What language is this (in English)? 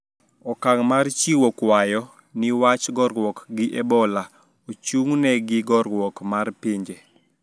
Luo (Kenya and Tanzania)